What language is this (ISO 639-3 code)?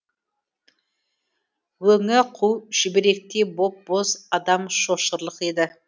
kaz